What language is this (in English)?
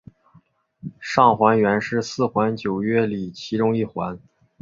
Chinese